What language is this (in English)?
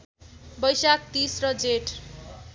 Nepali